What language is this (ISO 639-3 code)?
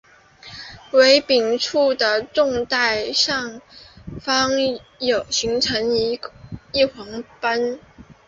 zho